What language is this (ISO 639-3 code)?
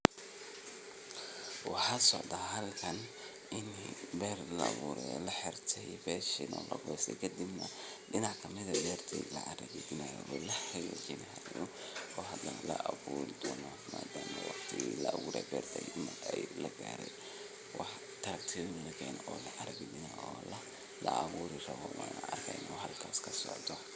som